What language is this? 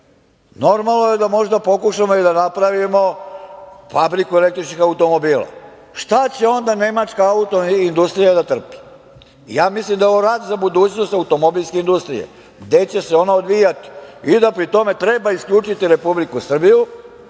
Serbian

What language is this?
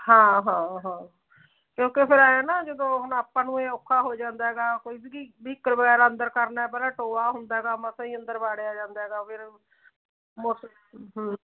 Punjabi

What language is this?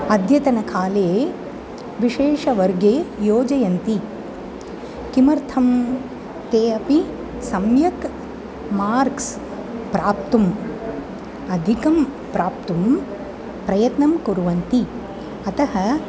Sanskrit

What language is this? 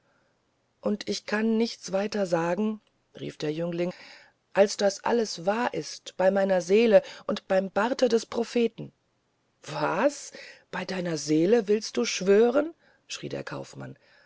German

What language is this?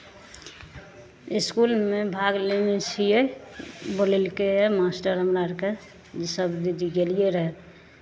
Maithili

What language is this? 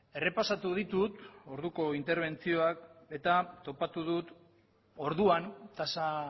Basque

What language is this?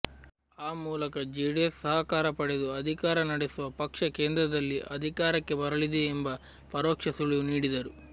Kannada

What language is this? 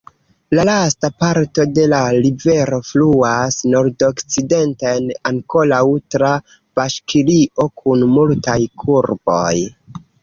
Esperanto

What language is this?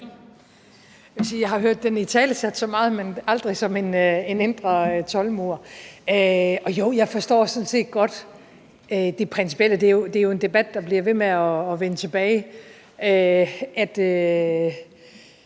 Danish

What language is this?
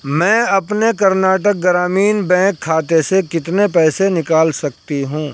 Urdu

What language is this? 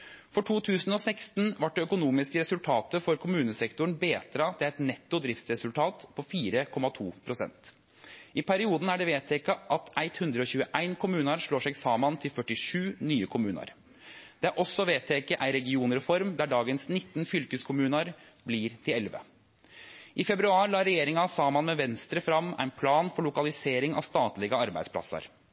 Norwegian Nynorsk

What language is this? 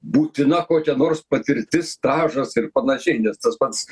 Lithuanian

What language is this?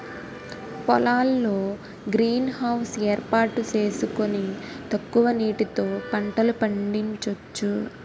Telugu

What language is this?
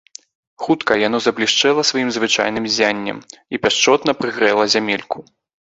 Belarusian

